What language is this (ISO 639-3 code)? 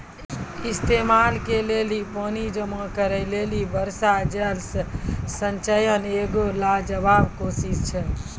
mai